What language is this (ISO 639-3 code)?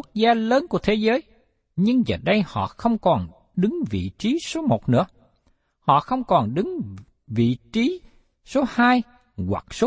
vie